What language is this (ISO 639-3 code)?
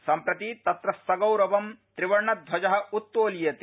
san